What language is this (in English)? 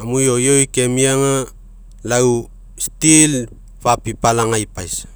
Mekeo